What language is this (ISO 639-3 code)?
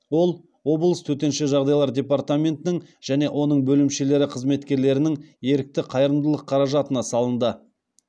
kaz